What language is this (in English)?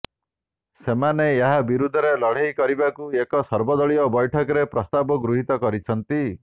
Odia